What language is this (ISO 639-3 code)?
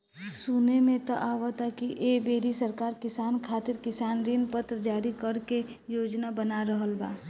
bho